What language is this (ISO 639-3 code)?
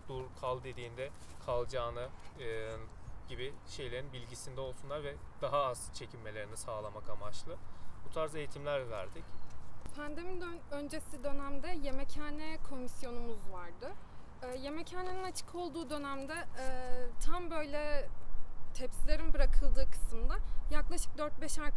tur